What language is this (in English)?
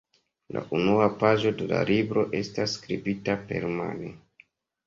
Esperanto